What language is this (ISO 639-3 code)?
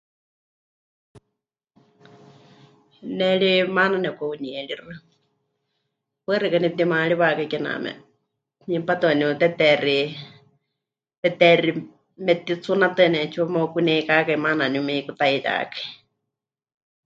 hch